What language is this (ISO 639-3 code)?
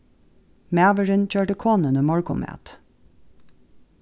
fao